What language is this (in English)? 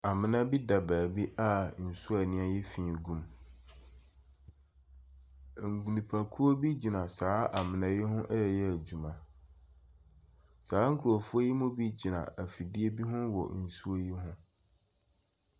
Akan